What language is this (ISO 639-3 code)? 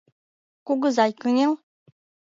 chm